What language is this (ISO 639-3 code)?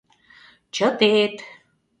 chm